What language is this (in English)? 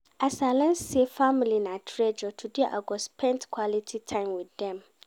Nigerian Pidgin